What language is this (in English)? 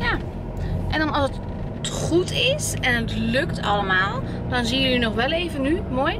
Dutch